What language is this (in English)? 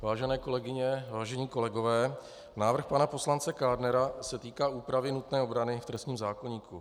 Czech